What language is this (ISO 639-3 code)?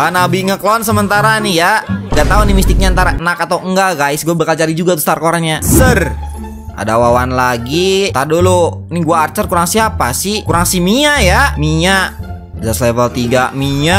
ind